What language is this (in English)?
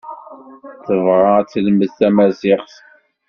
Kabyle